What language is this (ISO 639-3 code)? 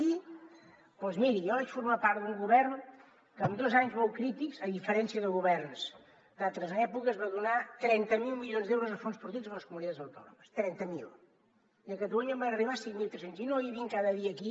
cat